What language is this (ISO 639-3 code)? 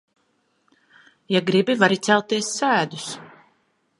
lav